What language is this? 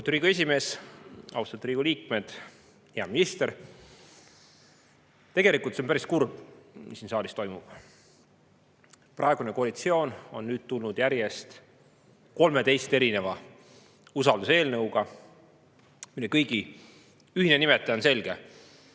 Estonian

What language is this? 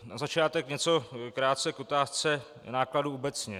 Czech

